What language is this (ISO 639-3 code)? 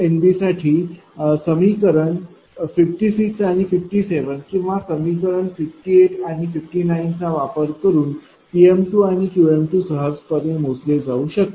mar